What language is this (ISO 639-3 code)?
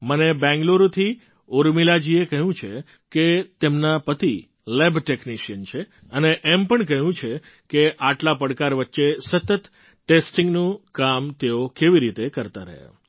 guj